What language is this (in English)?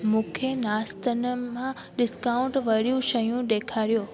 Sindhi